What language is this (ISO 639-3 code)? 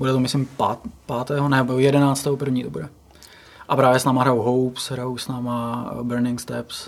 ces